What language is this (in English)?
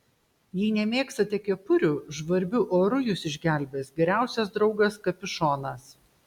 Lithuanian